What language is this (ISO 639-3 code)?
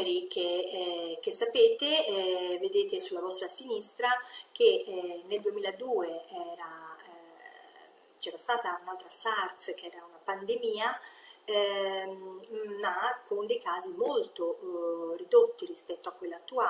ita